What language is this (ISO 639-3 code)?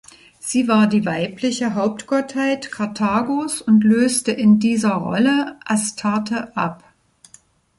deu